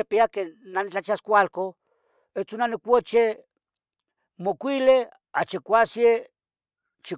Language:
Tetelcingo Nahuatl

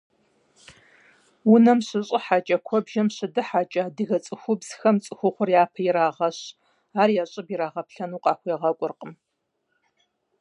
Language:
Kabardian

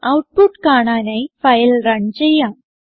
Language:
Malayalam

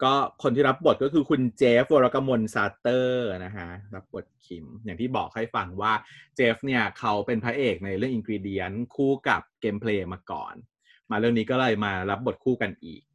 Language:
Thai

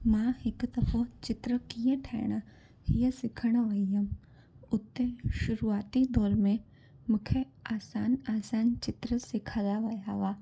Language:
Sindhi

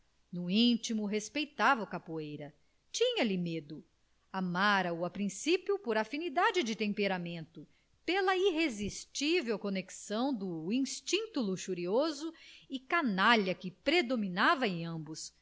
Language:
Portuguese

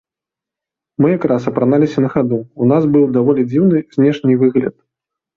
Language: Belarusian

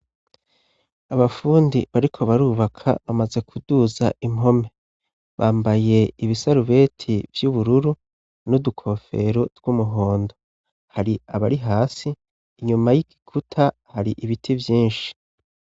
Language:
Rundi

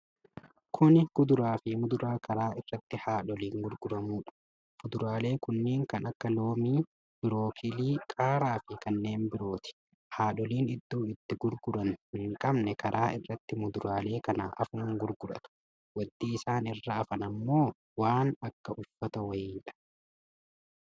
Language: Oromo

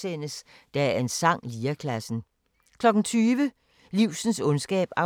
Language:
Danish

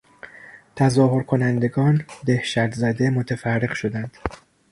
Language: Persian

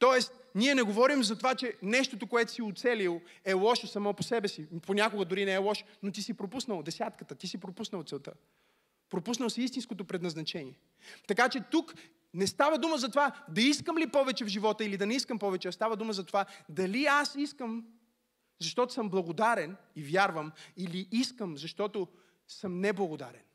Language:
Bulgarian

